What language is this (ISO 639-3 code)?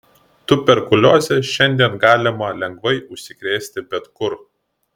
lit